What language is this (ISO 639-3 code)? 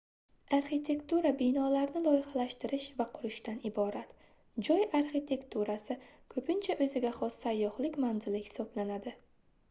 uzb